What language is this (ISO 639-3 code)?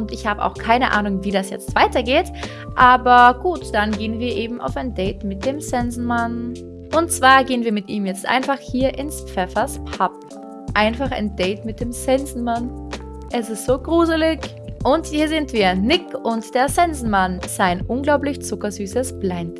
deu